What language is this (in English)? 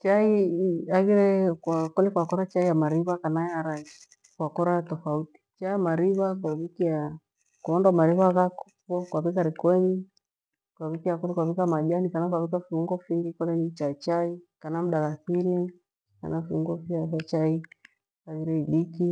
Gweno